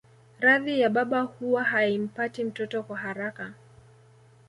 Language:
Swahili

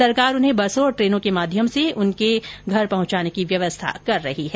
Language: Hindi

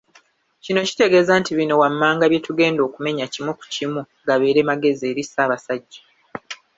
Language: Ganda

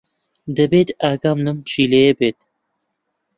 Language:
Central Kurdish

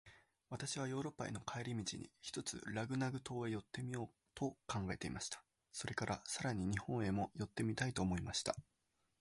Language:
Japanese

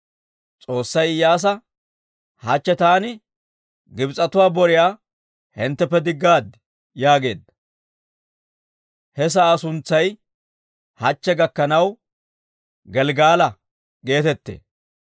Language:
Dawro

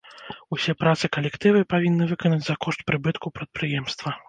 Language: Belarusian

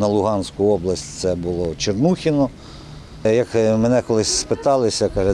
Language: Ukrainian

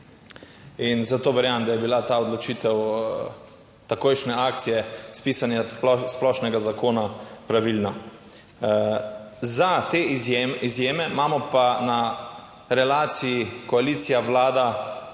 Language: Slovenian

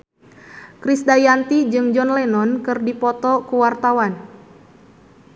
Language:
Sundanese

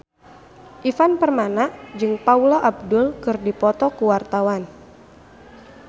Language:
Sundanese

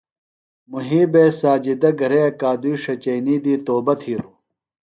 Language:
Phalura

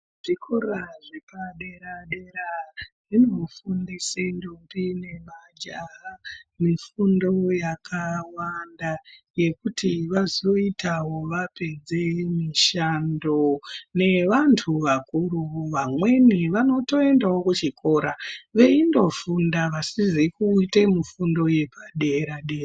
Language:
Ndau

